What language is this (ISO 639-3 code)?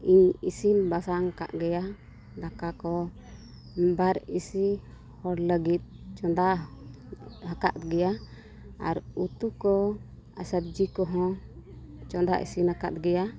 sat